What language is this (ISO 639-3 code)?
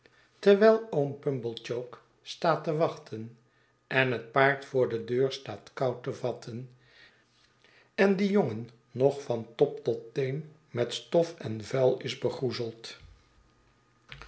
nld